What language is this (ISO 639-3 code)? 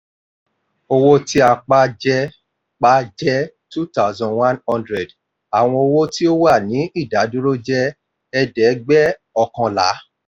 yor